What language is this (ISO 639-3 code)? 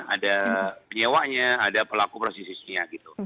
ind